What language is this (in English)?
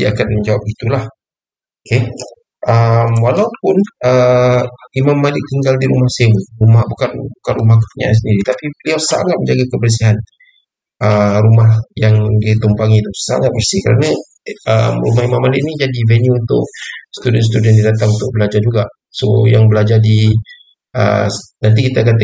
Malay